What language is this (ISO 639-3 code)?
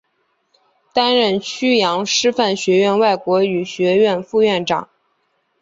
zho